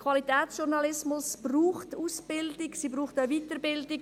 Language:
Swiss German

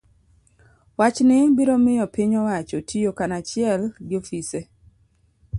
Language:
Luo (Kenya and Tanzania)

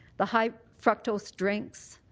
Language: English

